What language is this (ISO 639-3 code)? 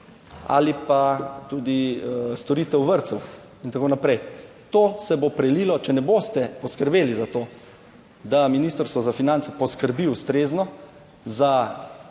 slv